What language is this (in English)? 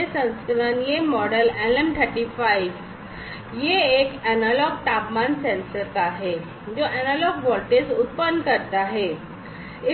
Hindi